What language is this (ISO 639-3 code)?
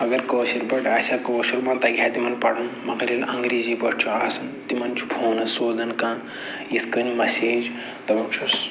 kas